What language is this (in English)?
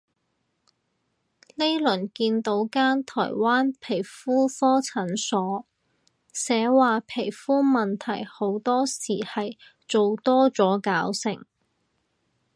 Cantonese